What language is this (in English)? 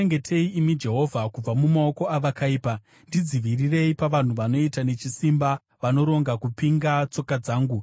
Shona